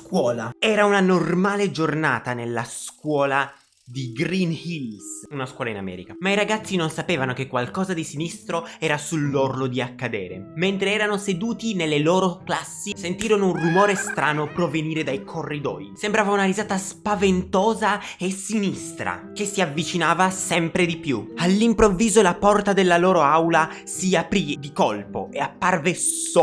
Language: Italian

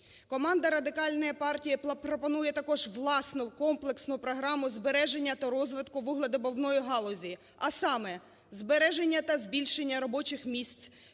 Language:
Ukrainian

